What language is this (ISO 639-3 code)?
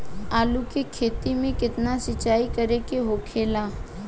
bho